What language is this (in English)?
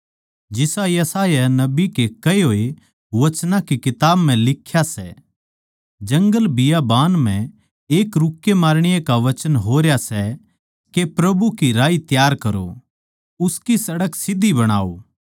Haryanvi